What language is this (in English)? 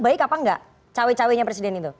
Indonesian